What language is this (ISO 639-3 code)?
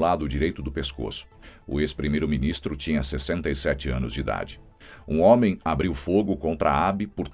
por